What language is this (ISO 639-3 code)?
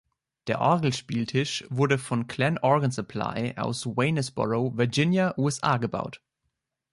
deu